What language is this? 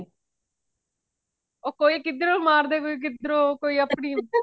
Punjabi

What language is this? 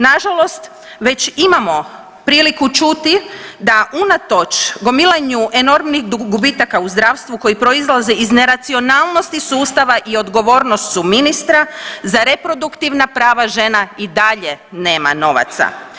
Croatian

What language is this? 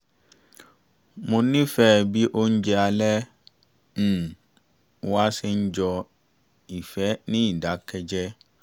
Yoruba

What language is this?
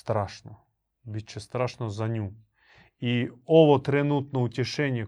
Croatian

